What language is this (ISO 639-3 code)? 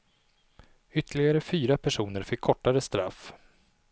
swe